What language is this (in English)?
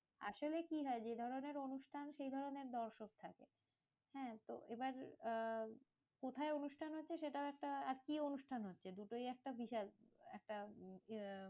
Bangla